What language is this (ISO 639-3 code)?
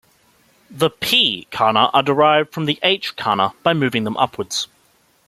eng